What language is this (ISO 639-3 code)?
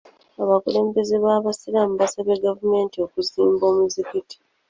lug